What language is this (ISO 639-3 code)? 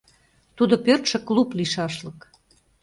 chm